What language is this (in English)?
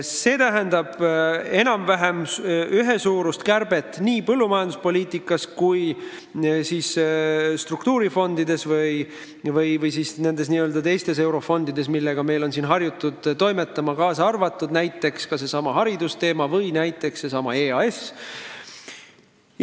Estonian